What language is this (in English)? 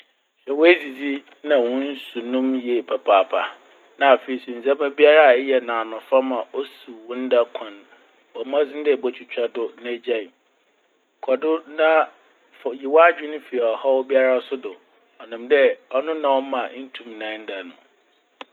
Akan